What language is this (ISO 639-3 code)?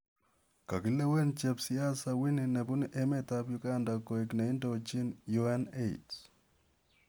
kln